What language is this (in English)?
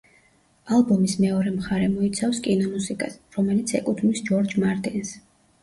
Georgian